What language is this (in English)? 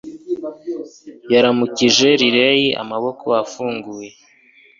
Kinyarwanda